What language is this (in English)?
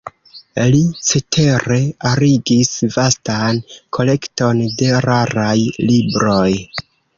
Esperanto